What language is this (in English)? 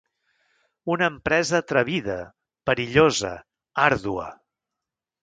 Catalan